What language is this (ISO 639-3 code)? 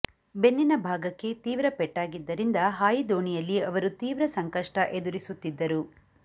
kan